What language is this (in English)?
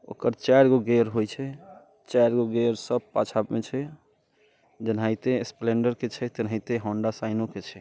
Maithili